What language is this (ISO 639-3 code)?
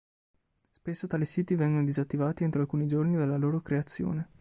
ita